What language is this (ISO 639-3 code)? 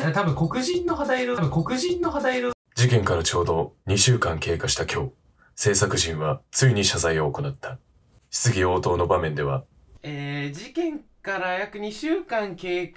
jpn